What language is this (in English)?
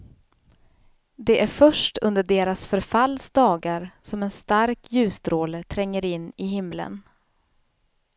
Swedish